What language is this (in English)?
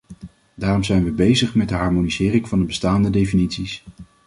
Dutch